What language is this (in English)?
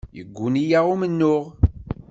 Kabyle